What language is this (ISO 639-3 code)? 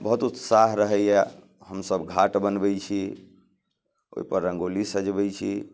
mai